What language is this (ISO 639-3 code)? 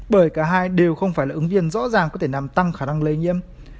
vie